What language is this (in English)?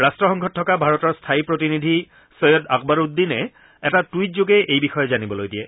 Assamese